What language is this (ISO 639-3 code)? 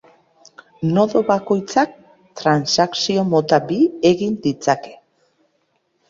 eus